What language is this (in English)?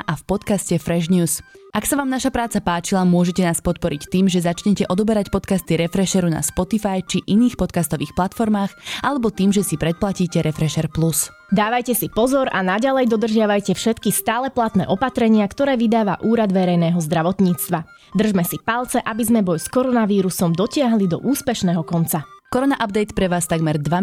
Slovak